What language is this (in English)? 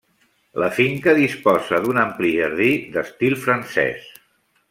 Catalan